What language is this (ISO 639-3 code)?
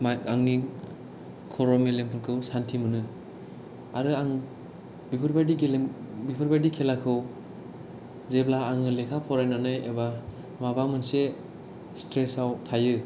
brx